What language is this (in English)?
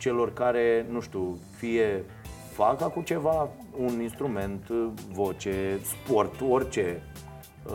Romanian